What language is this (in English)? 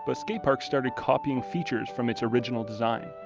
English